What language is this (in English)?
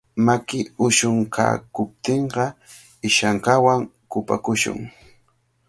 Cajatambo North Lima Quechua